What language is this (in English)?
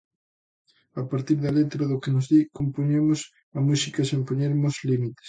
Galician